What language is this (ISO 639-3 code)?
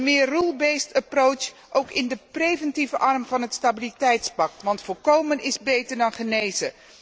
nld